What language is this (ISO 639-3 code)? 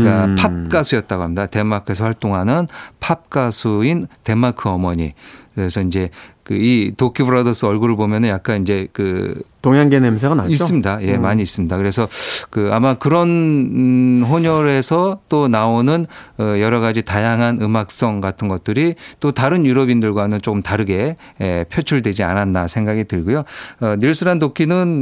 kor